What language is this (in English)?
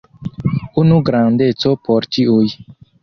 Esperanto